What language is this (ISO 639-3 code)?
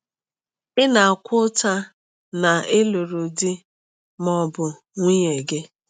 ibo